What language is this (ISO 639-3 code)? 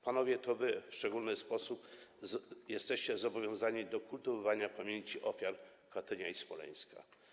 pol